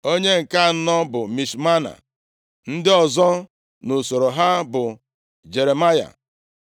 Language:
Igbo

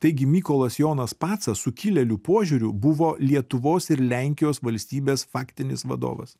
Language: Lithuanian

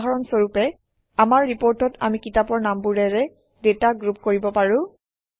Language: Assamese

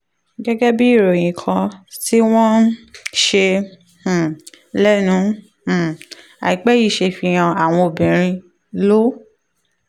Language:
Yoruba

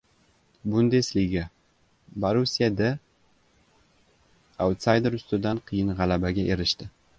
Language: Uzbek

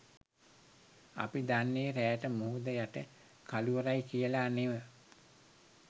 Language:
Sinhala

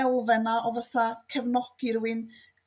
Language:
Welsh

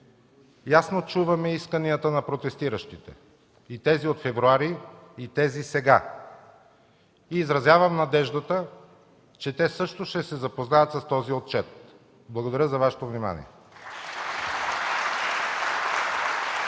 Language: Bulgarian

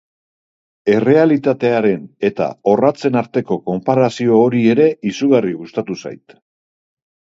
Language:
Basque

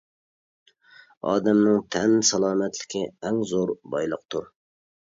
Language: Uyghur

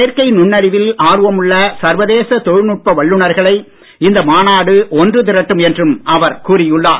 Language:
Tamil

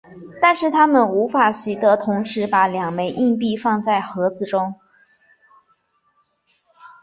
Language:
Chinese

